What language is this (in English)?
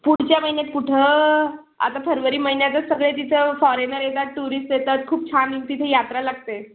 Marathi